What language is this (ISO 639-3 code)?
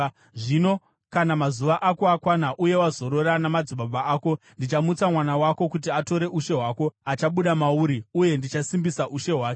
sna